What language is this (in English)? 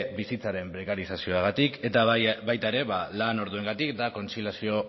Basque